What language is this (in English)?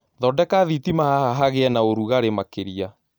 Kikuyu